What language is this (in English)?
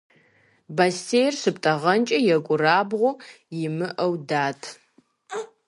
Kabardian